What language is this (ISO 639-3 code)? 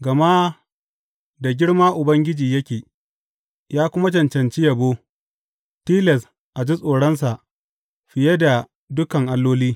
hau